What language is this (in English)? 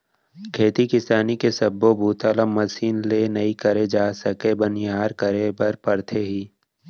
Chhattisgarhi